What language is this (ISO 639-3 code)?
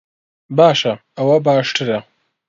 ckb